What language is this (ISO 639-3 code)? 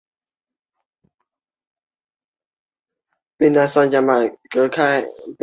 zho